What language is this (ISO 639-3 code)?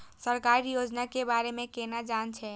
mai